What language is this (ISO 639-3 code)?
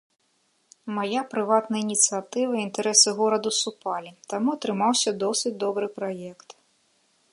bel